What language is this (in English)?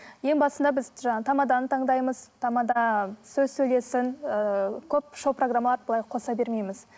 Kazakh